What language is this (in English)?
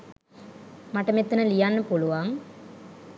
Sinhala